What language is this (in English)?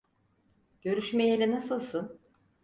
Turkish